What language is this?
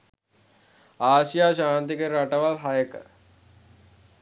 Sinhala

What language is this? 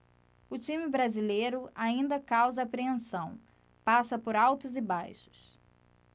Portuguese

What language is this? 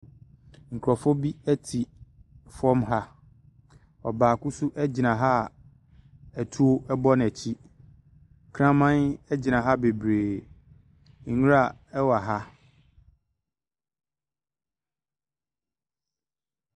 Akan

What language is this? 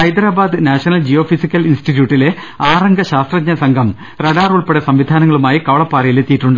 Malayalam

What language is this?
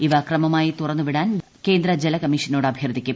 Malayalam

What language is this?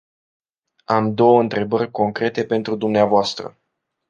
Romanian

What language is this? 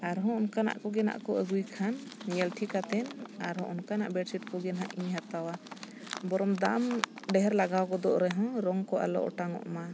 Santali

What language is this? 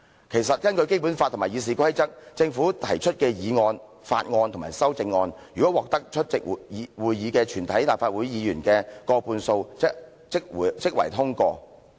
Cantonese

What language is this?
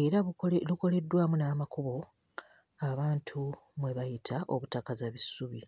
Ganda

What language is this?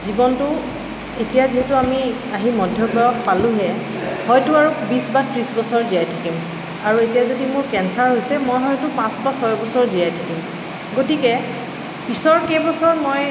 Assamese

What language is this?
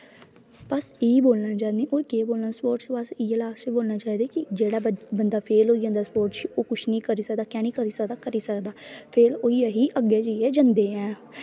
Dogri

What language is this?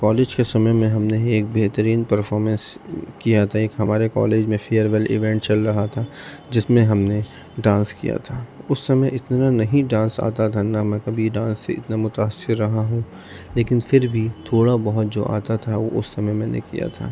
Urdu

